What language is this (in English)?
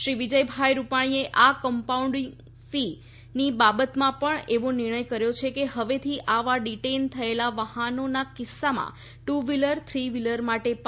Gujarati